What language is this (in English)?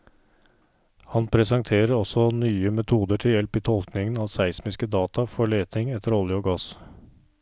Norwegian